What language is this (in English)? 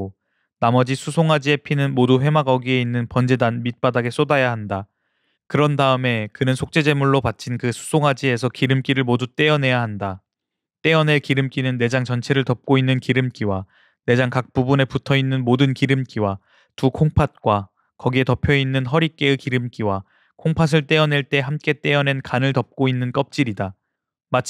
Korean